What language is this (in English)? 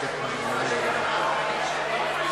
Hebrew